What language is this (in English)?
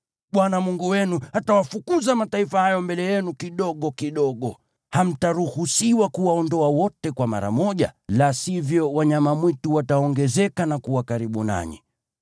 Swahili